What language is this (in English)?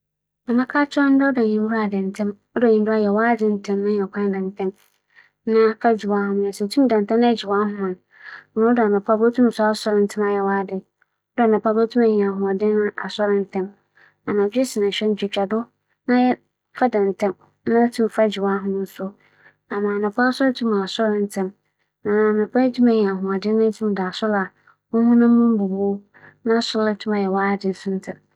Akan